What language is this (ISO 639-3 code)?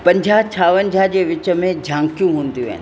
snd